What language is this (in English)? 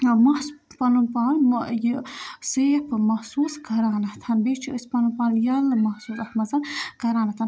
Kashmiri